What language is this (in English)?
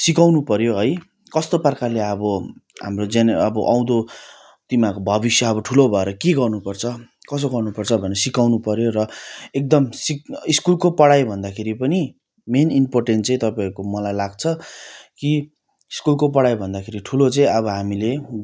Nepali